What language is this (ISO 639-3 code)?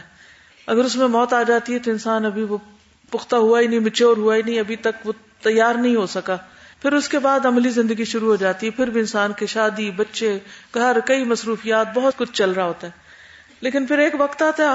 urd